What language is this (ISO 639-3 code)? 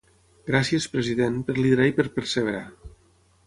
cat